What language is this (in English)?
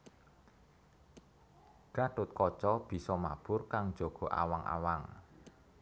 Javanese